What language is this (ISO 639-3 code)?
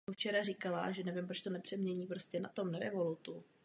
ces